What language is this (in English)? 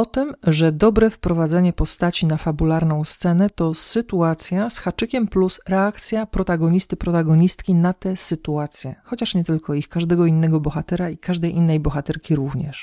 Polish